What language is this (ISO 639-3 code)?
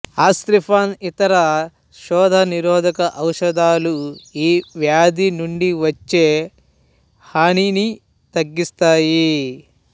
tel